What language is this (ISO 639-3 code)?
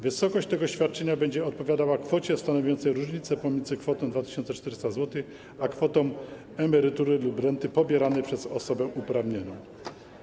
pol